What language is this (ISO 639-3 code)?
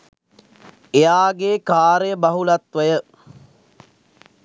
sin